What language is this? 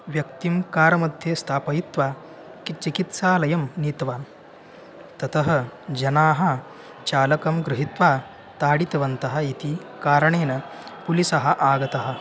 Sanskrit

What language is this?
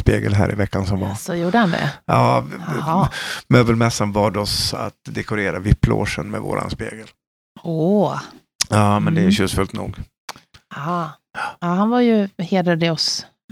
Swedish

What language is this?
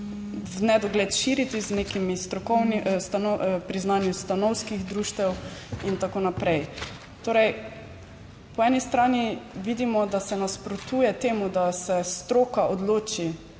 Slovenian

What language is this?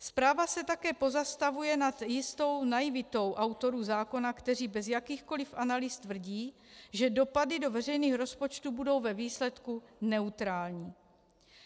Czech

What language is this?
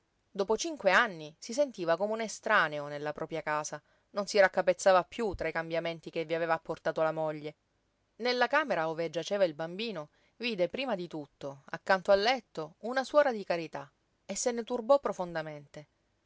Italian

